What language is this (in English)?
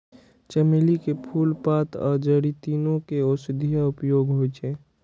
Maithili